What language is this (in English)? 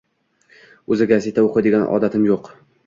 Uzbek